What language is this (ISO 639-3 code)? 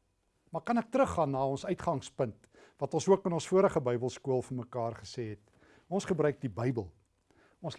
nld